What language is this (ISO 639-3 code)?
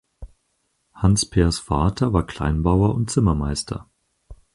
deu